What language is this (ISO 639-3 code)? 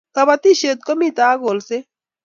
kln